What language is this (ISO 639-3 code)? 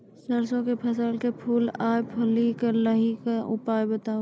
mai